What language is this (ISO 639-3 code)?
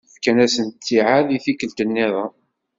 kab